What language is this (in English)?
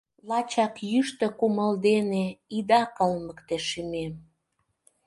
Mari